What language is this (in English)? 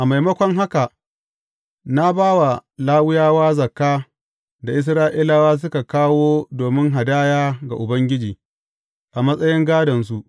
Hausa